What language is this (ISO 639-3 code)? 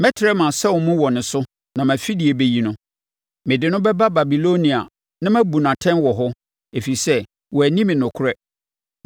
aka